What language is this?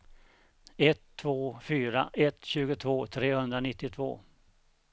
Swedish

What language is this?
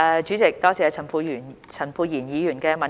Cantonese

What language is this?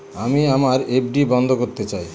Bangla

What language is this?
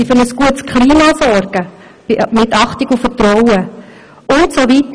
Swiss German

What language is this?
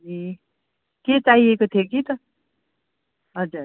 Nepali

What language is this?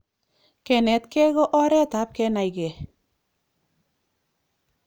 Kalenjin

